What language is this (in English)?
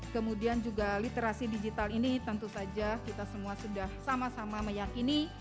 Indonesian